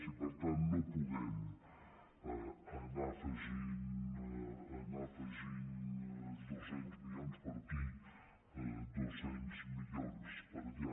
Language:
Catalan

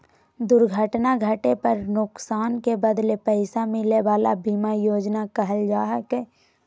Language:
Magahi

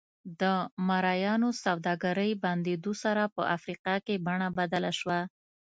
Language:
Pashto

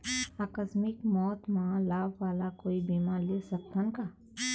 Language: Chhattisgarhi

